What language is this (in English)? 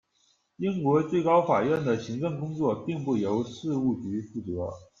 Chinese